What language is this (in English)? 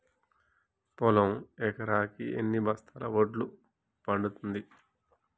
Telugu